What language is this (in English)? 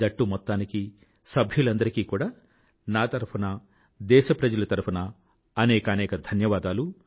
Telugu